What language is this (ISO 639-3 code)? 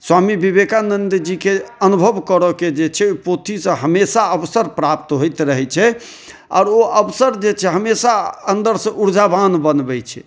mai